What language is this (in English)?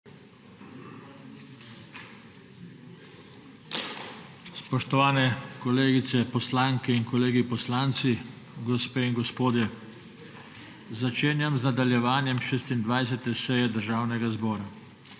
Slovenian